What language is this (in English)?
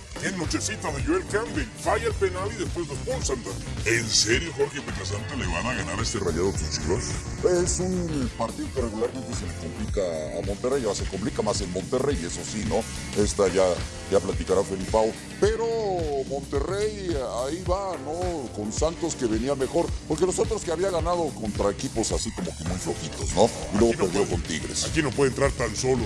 Spanish